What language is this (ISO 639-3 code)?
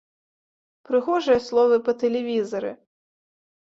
bel